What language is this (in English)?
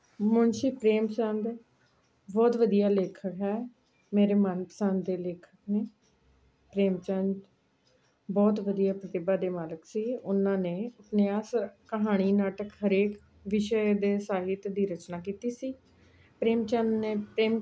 Punjabi